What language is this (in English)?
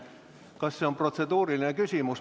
Estonian